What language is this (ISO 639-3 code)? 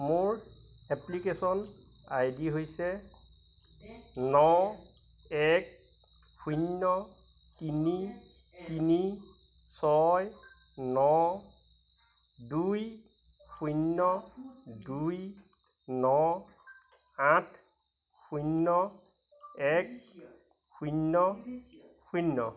asm